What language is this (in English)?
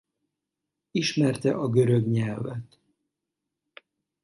Hungarian